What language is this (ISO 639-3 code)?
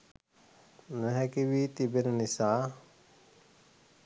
sin